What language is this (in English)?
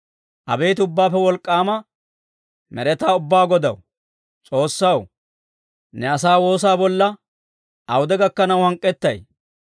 Dawro